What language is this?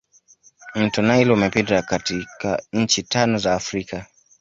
Swahili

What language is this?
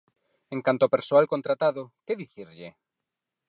Galician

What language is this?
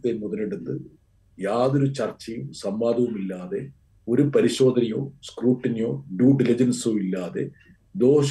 Malayalam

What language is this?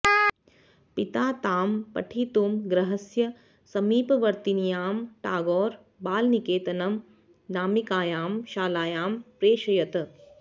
Sanskrit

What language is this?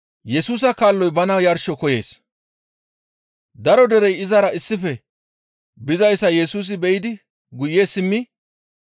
Gamo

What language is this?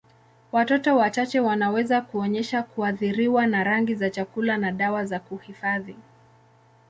Swahili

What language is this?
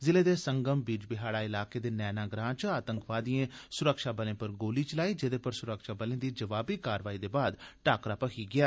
Dogri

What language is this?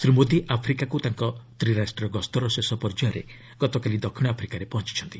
Odia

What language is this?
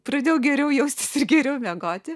Lithuanian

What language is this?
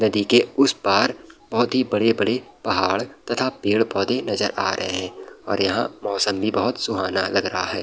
Hindi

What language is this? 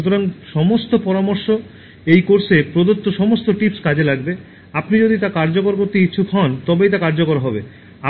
Bangla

